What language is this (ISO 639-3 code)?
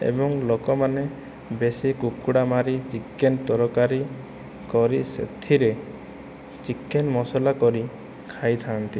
ori